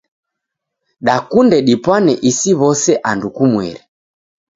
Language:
Taita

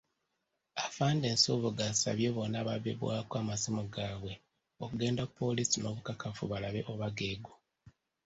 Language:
Ganda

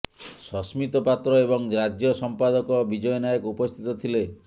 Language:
Odia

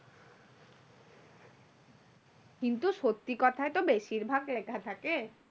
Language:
Bangla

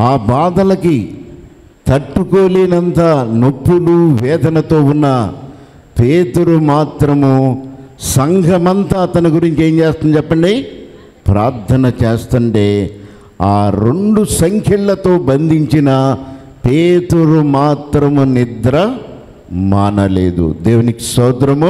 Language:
Telugu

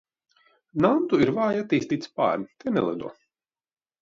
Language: Latvian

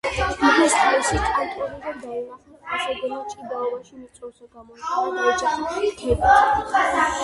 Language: Georgian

